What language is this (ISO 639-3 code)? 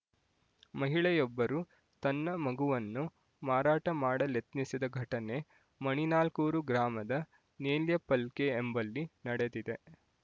kan